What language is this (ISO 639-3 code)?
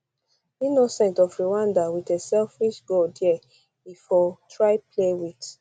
pcm